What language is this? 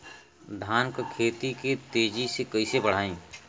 Bhojpuri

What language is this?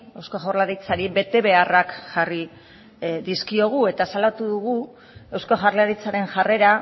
Basque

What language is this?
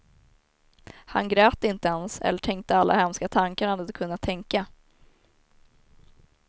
Swedish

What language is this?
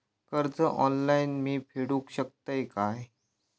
Marathi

